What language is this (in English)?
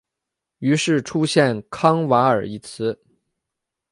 Chinese